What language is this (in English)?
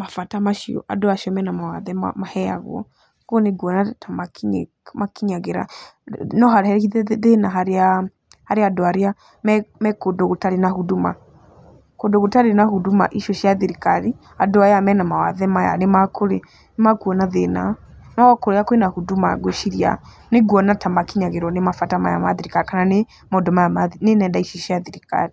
Kikuyu